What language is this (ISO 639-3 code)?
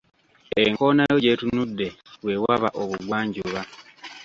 lug